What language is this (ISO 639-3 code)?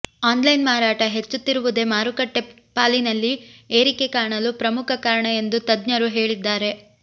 kan